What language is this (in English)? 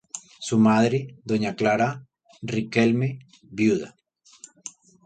Spanish